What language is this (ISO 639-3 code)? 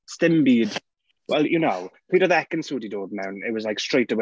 cym